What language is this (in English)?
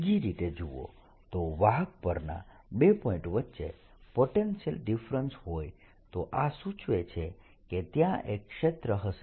Gujarati